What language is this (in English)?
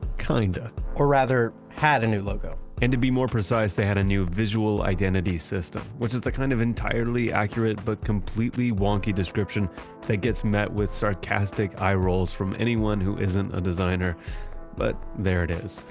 English